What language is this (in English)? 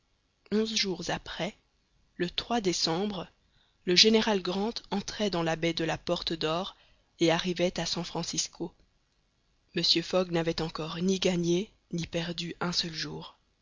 French